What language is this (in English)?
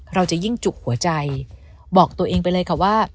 Thai